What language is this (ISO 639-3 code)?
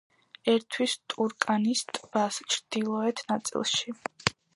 kat